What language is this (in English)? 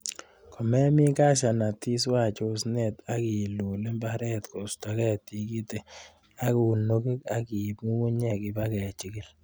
Kalenjin